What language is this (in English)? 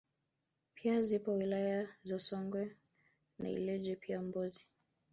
Swahili